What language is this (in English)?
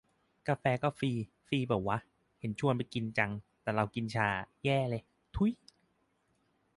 Thai